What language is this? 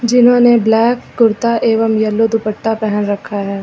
Hindi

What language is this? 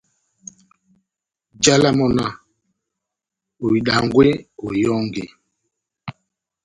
Batanga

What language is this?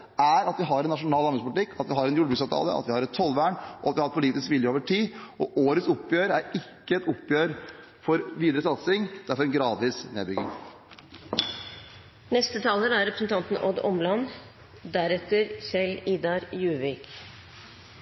Norwegian Bokmål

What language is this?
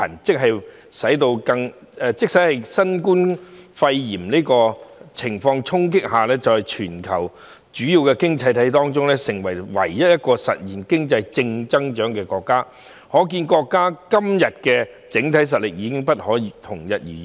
Cantonese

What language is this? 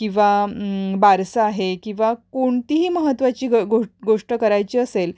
Marathi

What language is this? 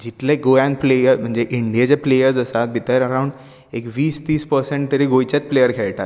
Konkani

